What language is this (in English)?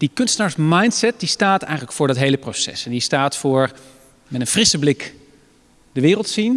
Dutch